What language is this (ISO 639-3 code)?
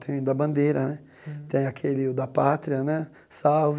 por